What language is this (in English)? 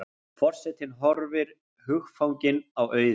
Icelandic